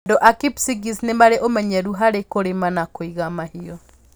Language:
Kikuyu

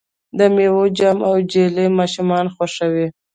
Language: Pashto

